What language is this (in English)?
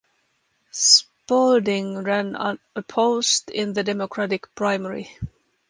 English